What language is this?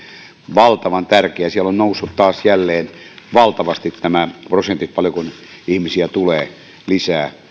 Finnish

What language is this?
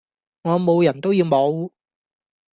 Cantonese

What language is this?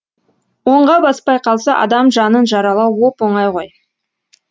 Kazakh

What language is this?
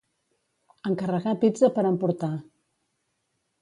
Catalan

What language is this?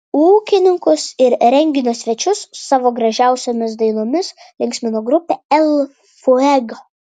Lithuanian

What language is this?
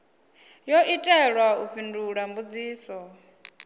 Venda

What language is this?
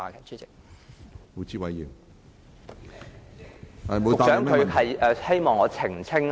Cantonese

